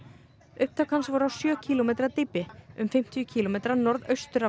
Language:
Icelandic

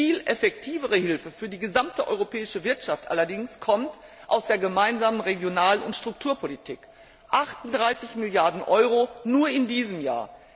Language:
German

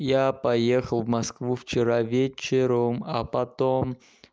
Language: Russian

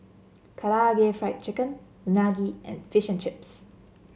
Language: English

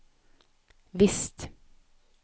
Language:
Norwegian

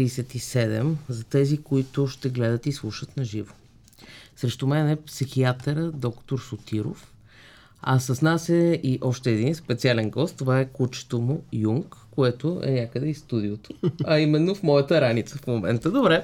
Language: Bulgarian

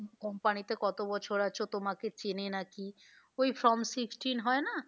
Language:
Bangla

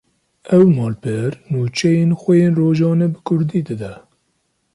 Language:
Kurdish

